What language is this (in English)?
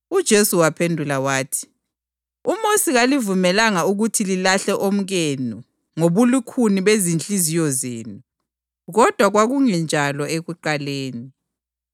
North Ndebele